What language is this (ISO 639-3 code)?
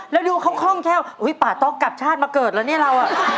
tha